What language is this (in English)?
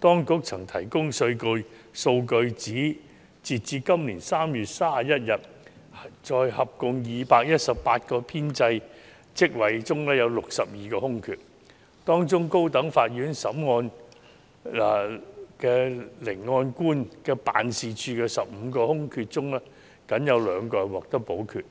Cantonese